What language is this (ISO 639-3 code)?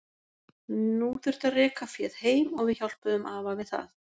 isl